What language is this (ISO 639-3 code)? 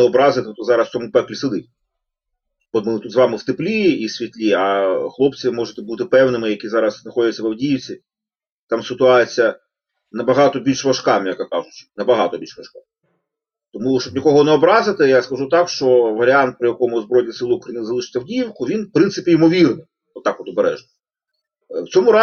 ukr